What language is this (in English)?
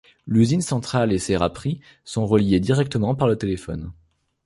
French